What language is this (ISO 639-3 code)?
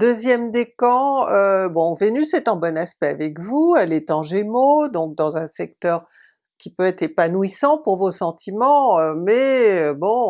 fra